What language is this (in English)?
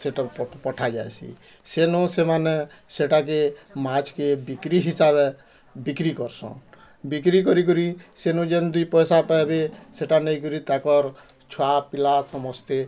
Odia